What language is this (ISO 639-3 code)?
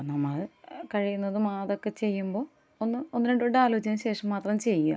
mal